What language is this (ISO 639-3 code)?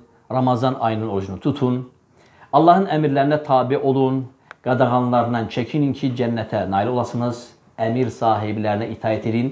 tur